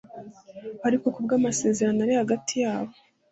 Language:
Kinyarwanda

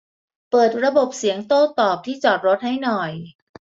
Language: Thai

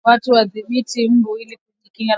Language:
Swahili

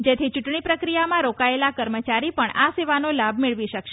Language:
Gujarati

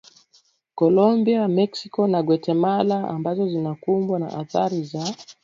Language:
Swahili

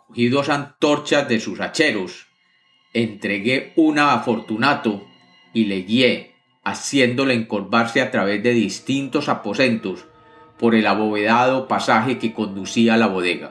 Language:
Spanish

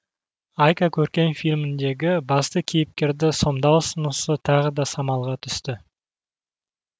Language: Kazakh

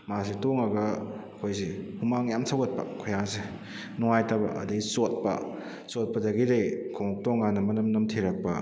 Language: Manipuri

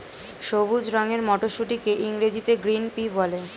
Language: Bangla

